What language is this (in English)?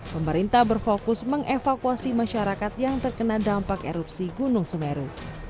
Indonesian